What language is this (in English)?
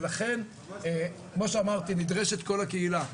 Hebrew